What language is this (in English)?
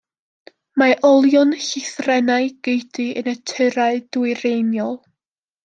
Welsh